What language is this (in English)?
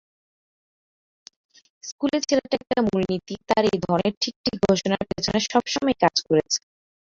Bangla